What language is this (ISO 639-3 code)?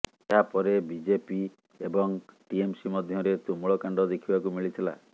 ori